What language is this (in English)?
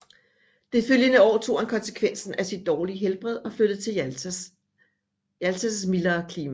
Danish